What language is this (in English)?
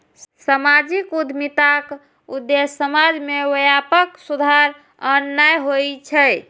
Maithili